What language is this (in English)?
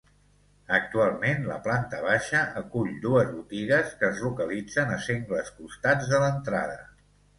Catalan